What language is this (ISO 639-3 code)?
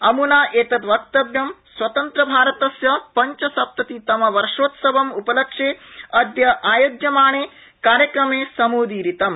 san